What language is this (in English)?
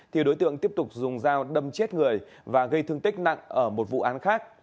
Vietnamese